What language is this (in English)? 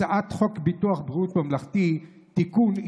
Hebrew